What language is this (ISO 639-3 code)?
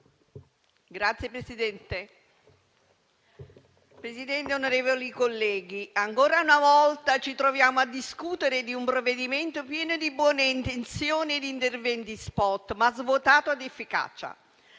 ita